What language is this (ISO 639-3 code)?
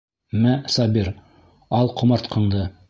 bak